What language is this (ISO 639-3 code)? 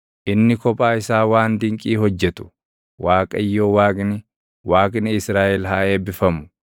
orm